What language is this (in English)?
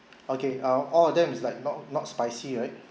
English